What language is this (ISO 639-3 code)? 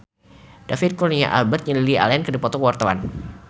sun